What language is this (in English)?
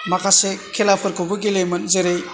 Bodo